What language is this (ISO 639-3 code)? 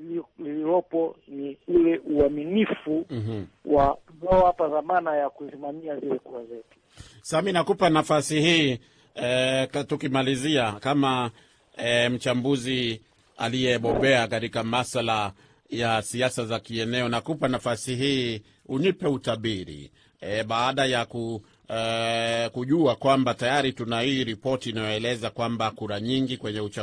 swa